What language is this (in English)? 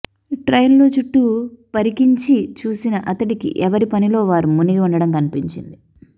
Telugu